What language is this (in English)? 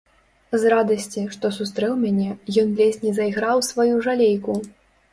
Belarusian